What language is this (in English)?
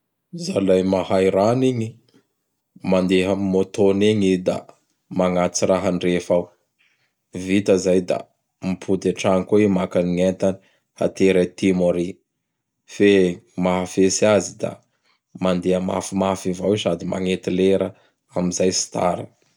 Bara Malagasy